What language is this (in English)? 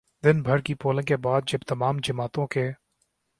Urdu